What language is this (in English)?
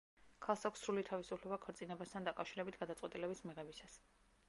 Georgian